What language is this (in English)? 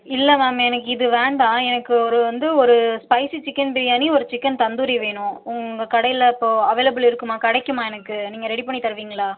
Tamil